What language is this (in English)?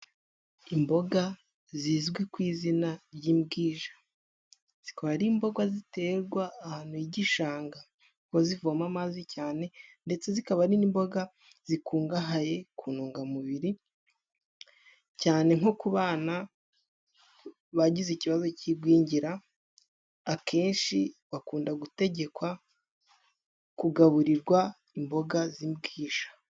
Kinyarwanda